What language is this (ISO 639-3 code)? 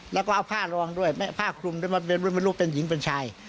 tha